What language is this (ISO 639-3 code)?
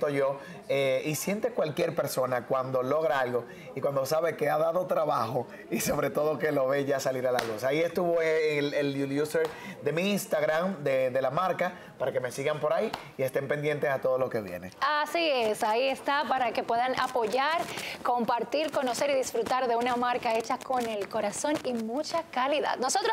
spa